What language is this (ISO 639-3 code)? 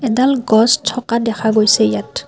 asm